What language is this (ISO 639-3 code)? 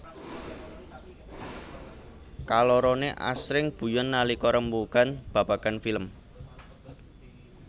jav